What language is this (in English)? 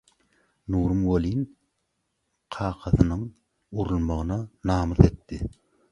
Turkmen